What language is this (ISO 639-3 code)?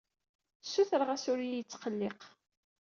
kab